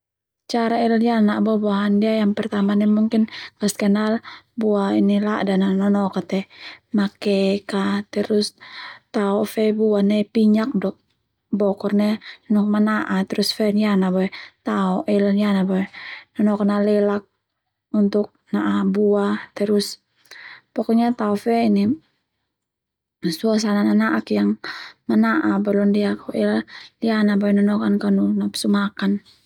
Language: Termanu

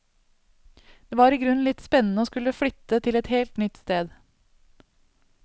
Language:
Norwegian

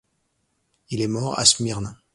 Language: French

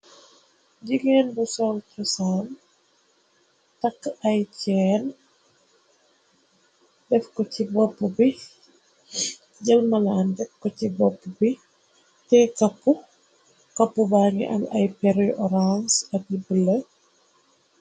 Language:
Wolof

